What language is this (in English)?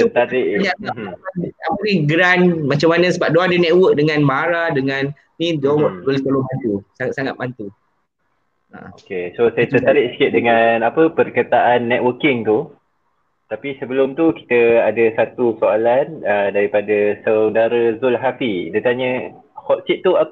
Malay